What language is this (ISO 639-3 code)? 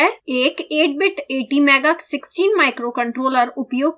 hin